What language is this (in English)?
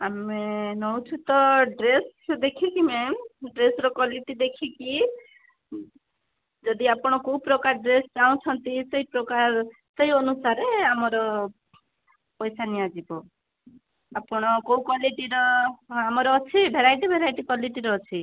Odia